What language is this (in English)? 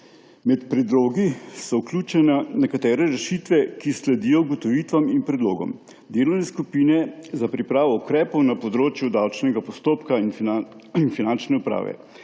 Slovenian